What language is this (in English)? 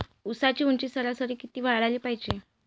Marathi